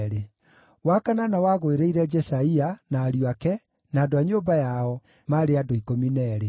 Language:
Kikuyu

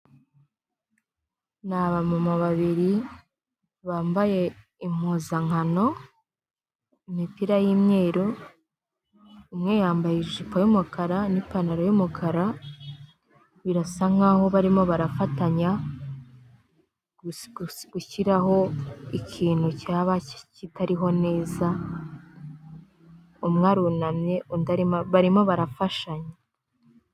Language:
Kinyarwanda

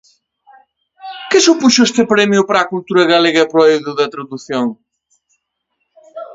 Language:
Galician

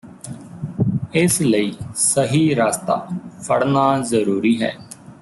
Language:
Punjabi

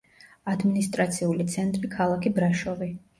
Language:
Georgian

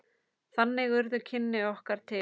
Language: Icelandic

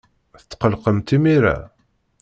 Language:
Kabyle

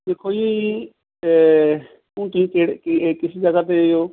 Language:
Punjabi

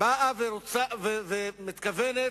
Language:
Hebrew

